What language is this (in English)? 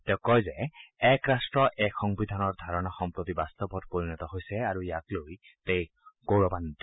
Assamese